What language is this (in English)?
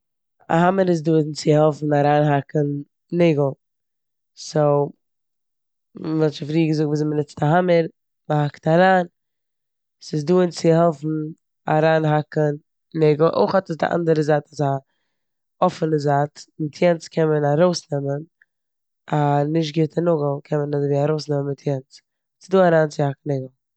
Yiddish